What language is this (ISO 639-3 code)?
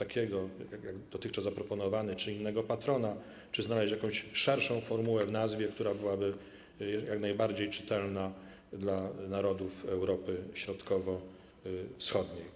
pol